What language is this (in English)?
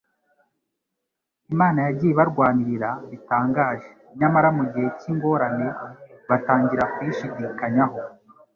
Kinyarwanda